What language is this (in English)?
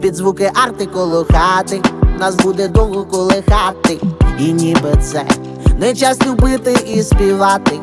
Ukrainian